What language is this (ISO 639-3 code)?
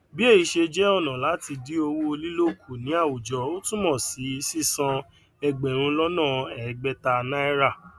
yor